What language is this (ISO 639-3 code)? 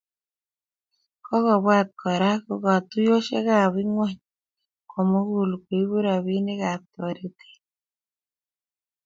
kln